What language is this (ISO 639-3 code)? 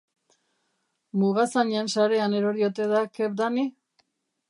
eus